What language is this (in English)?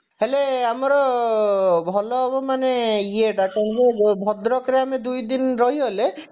Odia